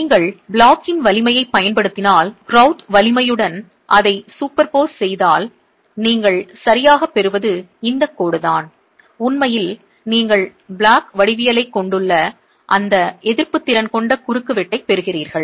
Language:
Tamil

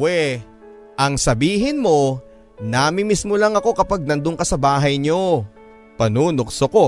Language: Filipino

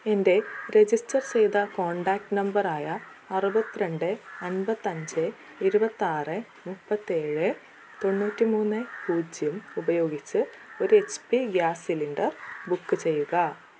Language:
Malayalam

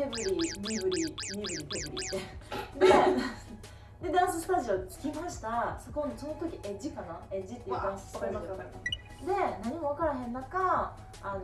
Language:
Japanese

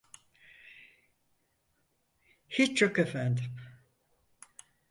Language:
Turkish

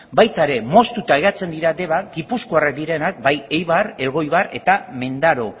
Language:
Basque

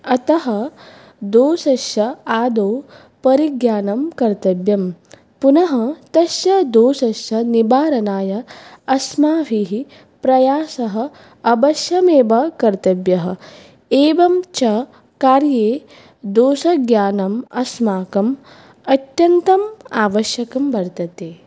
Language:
Sanskrit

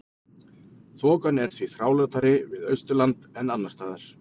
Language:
Icelandic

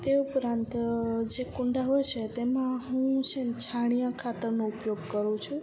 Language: Gujarati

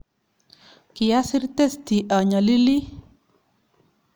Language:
Kalenjin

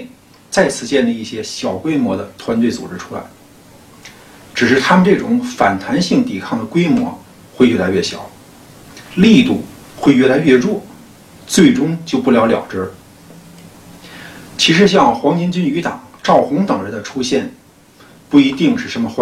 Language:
Chinese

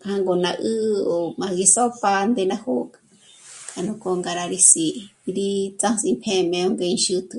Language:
Michoacán Mazahua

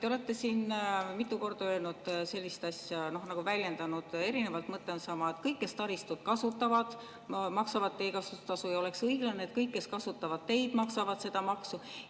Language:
Estonian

